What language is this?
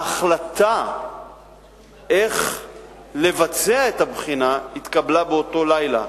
Hebrew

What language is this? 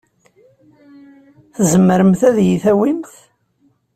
Kabyle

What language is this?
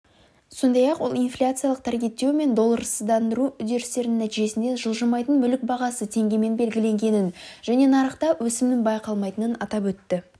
Kazakh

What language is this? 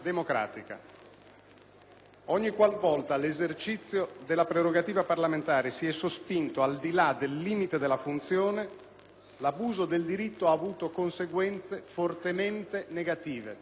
Italian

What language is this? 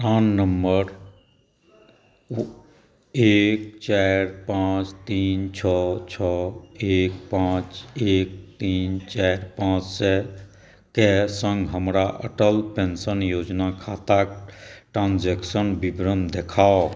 Maithili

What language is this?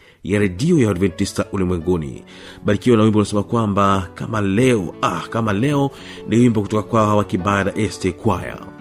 Swahili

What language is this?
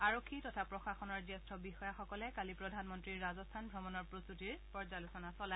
Assamese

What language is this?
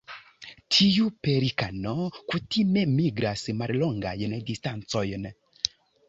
Esperanto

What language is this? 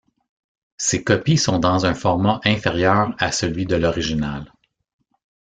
French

